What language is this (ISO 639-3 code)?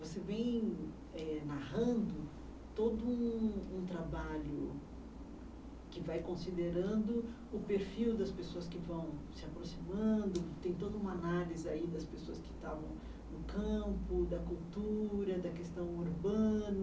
por